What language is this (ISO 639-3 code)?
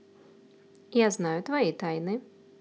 rus